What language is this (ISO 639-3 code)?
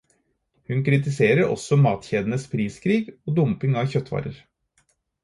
nob